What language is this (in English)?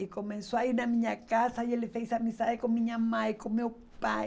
Portuguese